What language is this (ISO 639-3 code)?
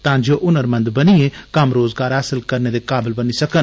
doi